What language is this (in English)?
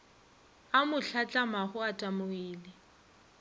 Northern Sotho